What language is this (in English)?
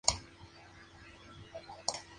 Spanish